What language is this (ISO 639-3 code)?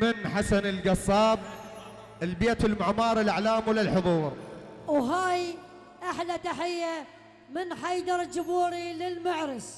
ara